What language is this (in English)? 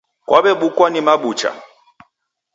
Taita